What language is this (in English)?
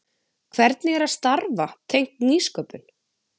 Icelandic